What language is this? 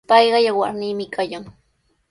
Sihuas Ancash Quechua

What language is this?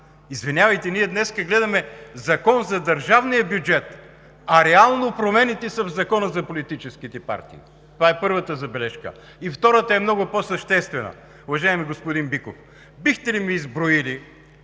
Bulgarian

